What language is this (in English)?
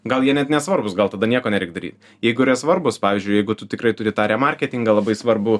Lithuanian